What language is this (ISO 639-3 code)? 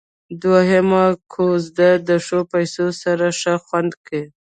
pus